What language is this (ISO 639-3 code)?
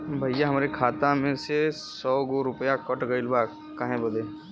bho